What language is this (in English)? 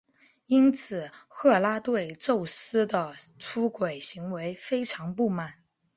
Chinese